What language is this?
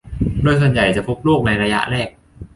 Thai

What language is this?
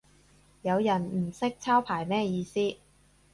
Cantonese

